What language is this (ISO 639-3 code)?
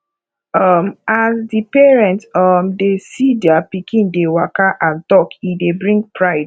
pcm